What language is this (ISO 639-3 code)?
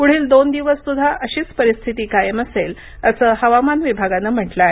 mar